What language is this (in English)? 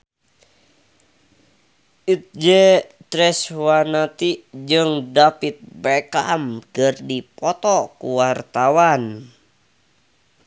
Sundanese